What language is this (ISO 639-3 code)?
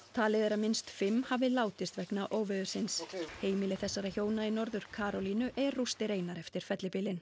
isl